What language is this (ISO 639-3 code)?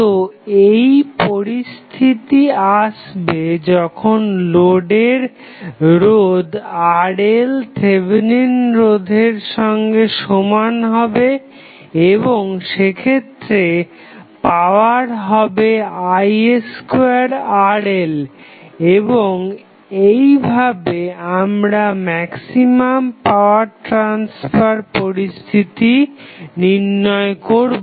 ben